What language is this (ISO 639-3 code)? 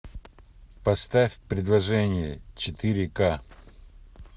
rus